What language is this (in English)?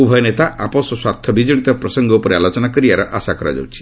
Odia